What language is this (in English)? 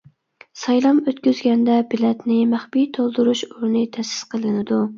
Uyghur